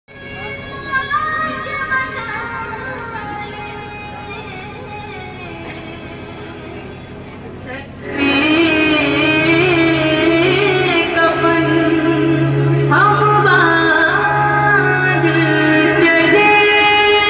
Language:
English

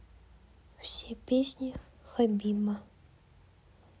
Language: Russian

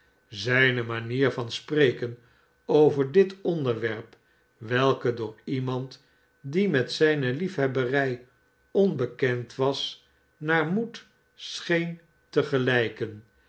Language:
Dutch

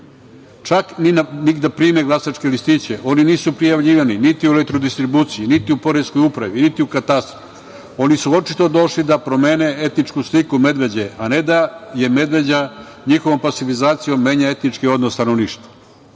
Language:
Serbian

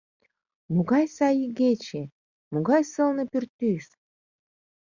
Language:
Mari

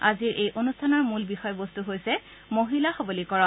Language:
Assamese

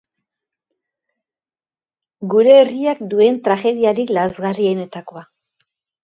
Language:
Basque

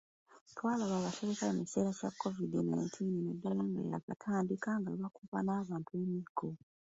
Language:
Ganda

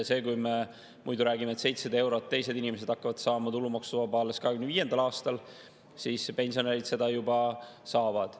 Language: Estonian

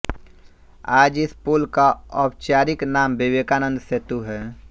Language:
Hindi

